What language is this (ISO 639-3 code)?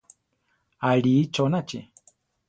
tar